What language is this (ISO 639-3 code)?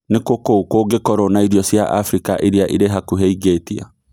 kik